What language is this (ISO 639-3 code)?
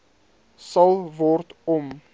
afr